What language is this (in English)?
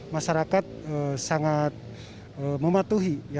Indonesian